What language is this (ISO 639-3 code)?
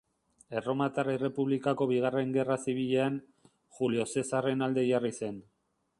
eus